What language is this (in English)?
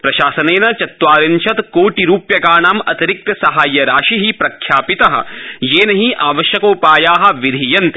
Sanskrit